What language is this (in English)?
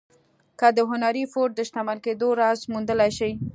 Pashto